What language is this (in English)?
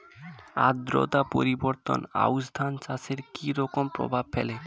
Bangla